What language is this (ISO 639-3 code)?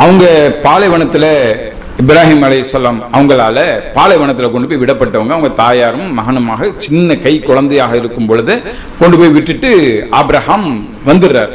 tam